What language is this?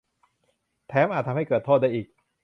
Thai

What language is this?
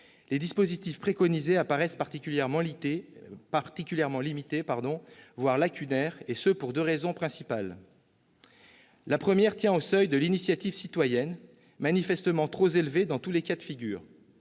French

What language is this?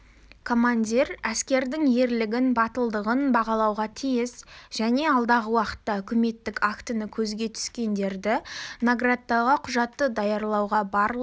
Kazakh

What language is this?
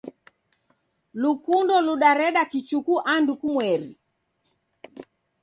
Taita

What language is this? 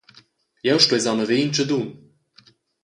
Romansh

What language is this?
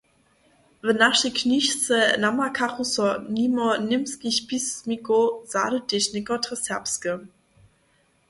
Upper Sorbian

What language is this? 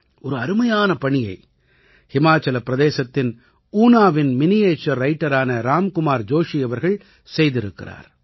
Tamil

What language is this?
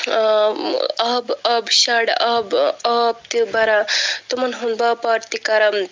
Kashmiri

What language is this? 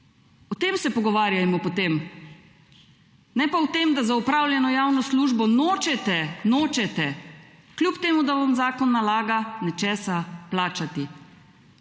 Slovenian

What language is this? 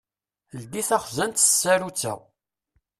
Kabyle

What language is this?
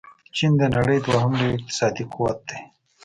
Pashto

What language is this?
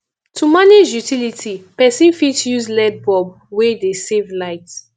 Nigerian Pidgin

